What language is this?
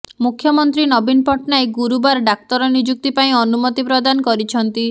Odia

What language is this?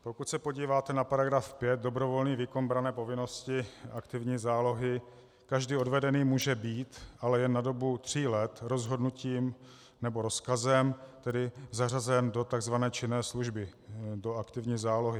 Czech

